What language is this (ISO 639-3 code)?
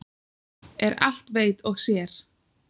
isl